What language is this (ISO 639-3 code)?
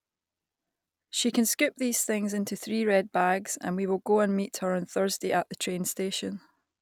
eng